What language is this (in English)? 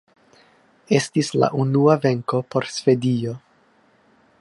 Esperanto